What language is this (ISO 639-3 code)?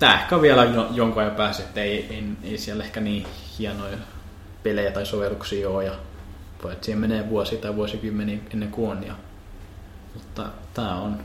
fin